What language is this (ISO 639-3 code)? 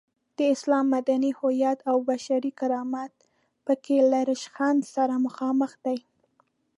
pus